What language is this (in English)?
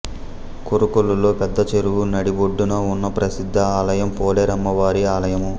Telugu